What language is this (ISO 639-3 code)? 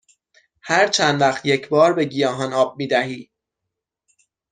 fas